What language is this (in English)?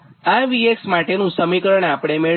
Gujarati